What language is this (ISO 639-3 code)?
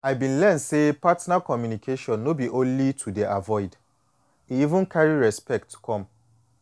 pcm